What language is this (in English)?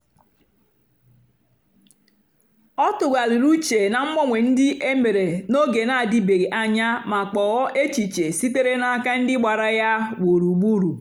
Igbo